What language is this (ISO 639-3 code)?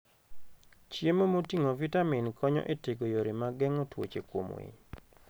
luo